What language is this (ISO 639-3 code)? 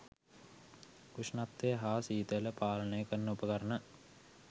sin